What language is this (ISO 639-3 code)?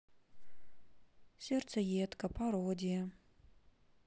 rus